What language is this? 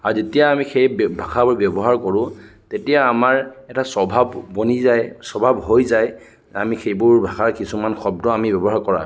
Assamese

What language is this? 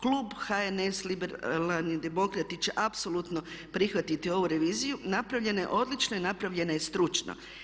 Croatian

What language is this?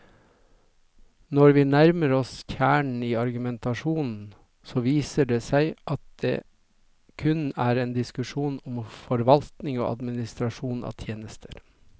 Norwegian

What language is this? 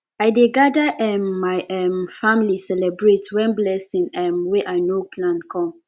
Nigerian Pidgin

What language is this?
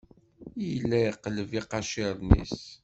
Kabyle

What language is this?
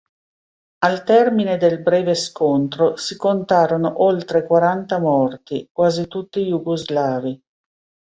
Italian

